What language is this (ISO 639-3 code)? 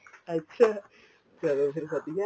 pan